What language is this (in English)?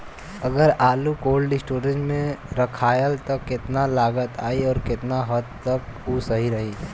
Bhojpuri